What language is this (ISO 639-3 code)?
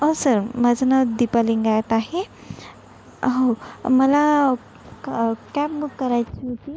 mar